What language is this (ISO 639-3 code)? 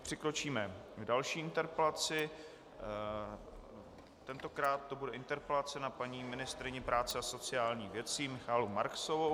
ces